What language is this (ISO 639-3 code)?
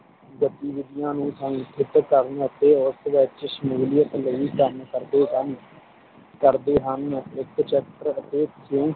pan